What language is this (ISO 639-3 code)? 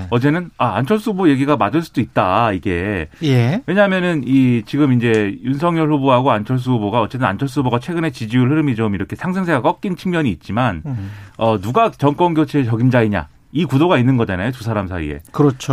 kor